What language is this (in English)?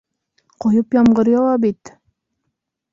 Bashkir